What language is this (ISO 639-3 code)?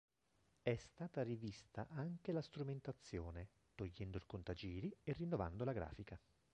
ita